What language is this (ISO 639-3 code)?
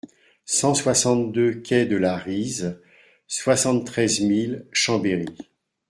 fra